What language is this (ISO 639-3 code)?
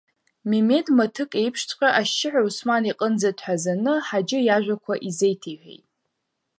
abk